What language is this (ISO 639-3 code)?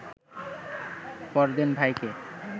ben